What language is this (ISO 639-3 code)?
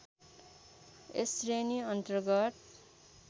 nep